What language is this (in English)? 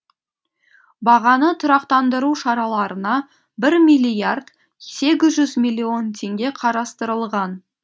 Kazakh